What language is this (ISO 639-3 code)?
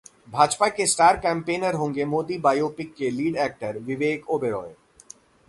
hin